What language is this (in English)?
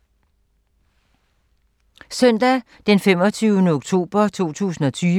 Danish